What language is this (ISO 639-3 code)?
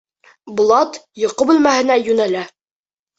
bak